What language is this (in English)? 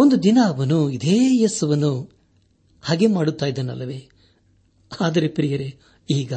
Kannada